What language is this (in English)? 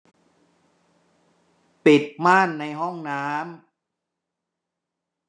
Thai